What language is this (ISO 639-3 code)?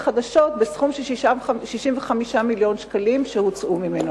heb